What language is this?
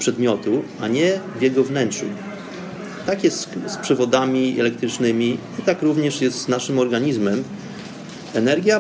Polish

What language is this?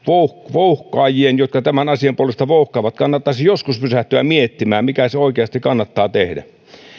Finnish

